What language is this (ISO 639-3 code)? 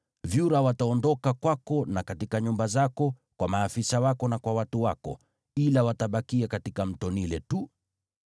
swa